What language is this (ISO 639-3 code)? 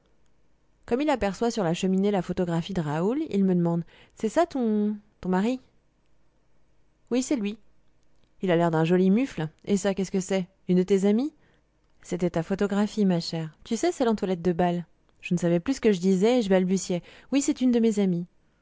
fra